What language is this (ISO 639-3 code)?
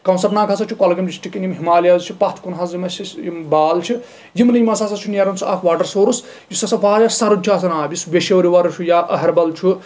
kas